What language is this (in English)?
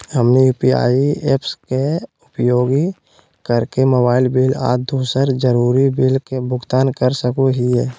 Magahi